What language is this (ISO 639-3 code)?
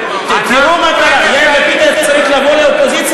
heb